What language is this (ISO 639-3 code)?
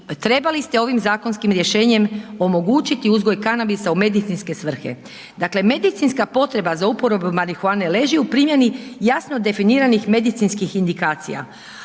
hrv